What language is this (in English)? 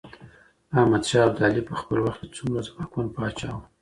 Pashto